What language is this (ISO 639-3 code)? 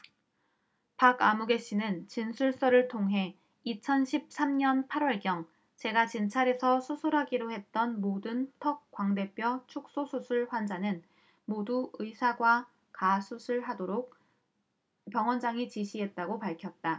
kor